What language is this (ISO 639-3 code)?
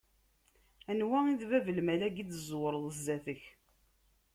kab